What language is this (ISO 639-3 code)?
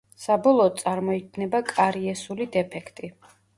kat